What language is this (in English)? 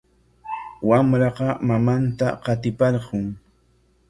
Corongo Ancash Quechua